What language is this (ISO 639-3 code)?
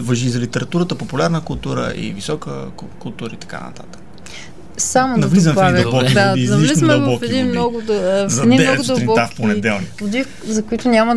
bul